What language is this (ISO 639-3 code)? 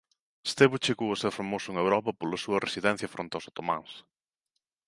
glg